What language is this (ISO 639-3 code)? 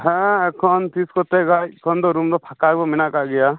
sat